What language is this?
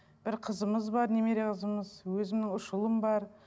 Kazakh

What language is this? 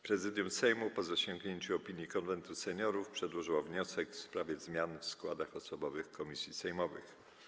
Polish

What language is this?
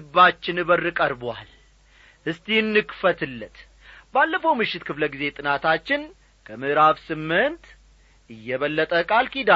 Amharic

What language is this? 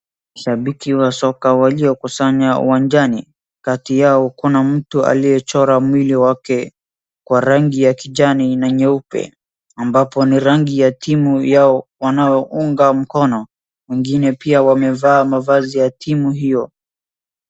Swahili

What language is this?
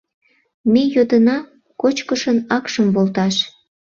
Mari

